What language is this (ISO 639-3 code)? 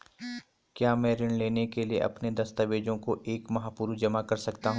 hin